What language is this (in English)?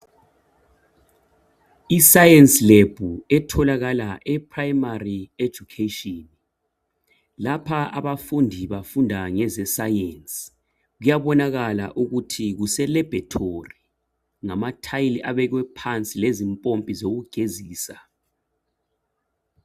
North Ndebele